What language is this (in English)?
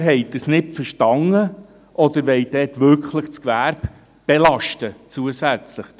Swiss German